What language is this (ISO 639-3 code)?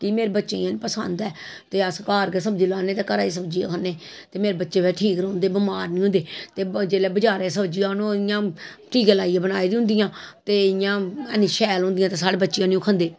doi